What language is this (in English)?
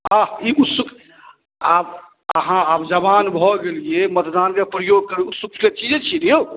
Maithili